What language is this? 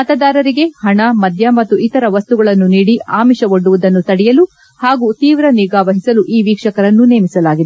Kannada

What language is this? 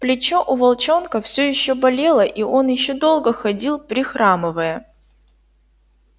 Russian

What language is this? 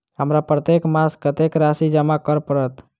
Maithili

